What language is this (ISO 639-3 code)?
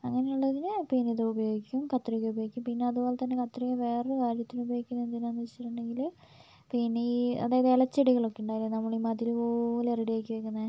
mal